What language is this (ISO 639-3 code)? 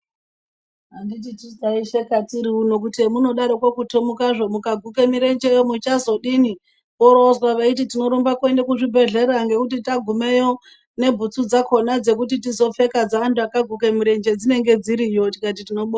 ndc